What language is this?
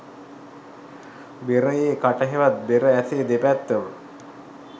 Sinhala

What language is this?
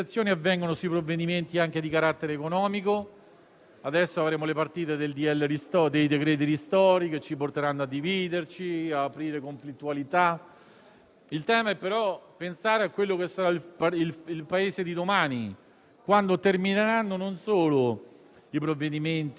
Italian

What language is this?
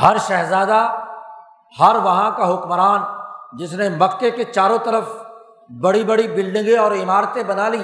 Urdu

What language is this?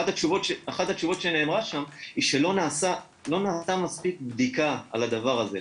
Hebrew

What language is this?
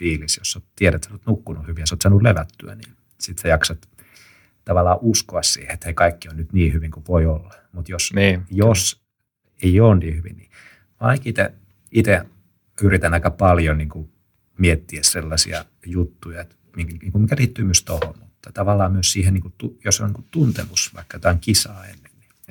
Finnish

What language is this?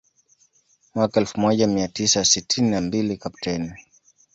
Swahili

